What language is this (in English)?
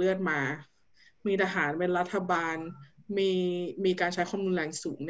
Thai